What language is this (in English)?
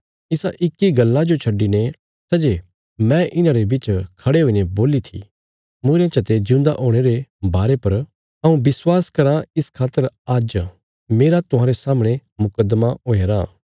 Bilaspuri